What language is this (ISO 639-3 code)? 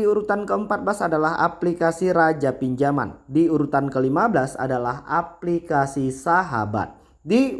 ind